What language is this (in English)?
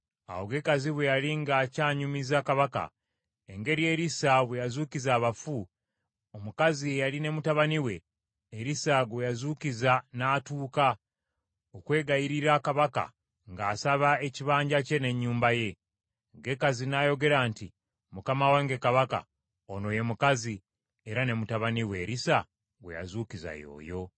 Ganda